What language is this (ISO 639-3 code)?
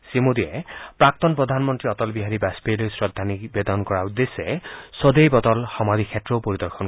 asm